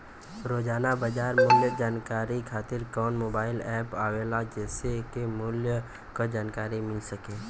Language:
Bhojpuri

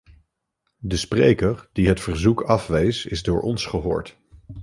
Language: Dutch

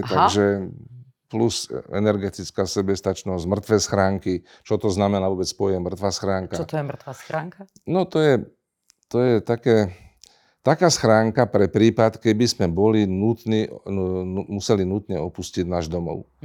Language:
Slovak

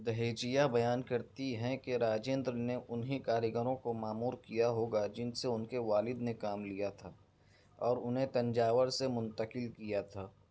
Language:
Urdu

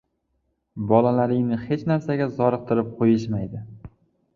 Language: Uzbek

